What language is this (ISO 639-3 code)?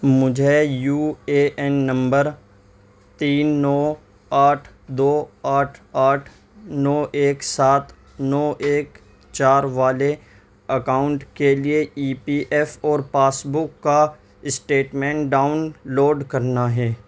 urd